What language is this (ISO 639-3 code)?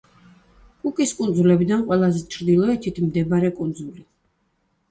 kat